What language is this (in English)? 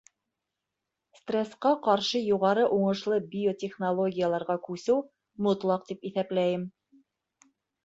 Bashkir